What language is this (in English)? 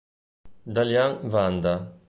Italian